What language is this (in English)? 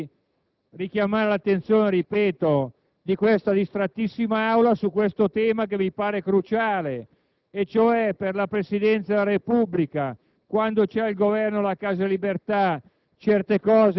Italian